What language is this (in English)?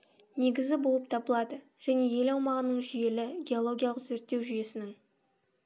Kazakh